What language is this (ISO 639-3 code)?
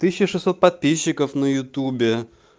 rus